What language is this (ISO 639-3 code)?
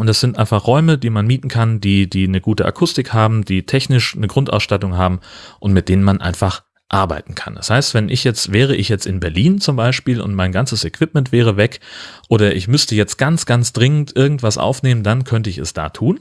deu